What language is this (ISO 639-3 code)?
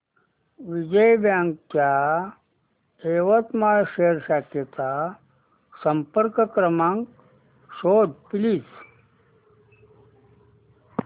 mar